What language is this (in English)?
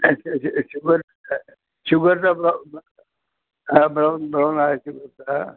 Marathi